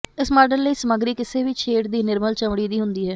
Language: Punjabi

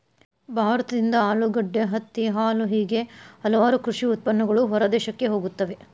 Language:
Kannada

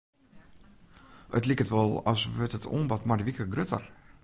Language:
Western Frisian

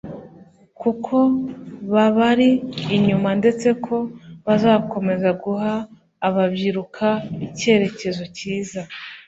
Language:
Kinyarwanda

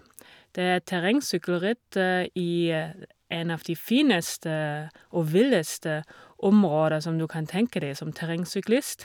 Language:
Norwegian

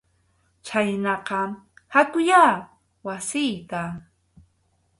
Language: Arequipa-La Unión Quechua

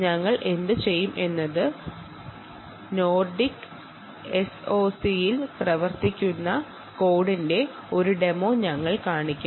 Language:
Malayalam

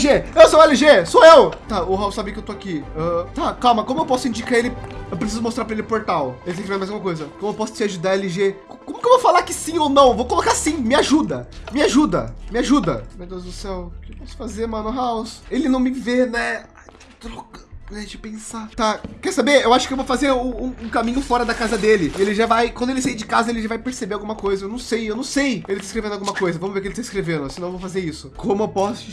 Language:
Portuguese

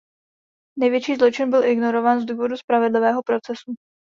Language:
Czech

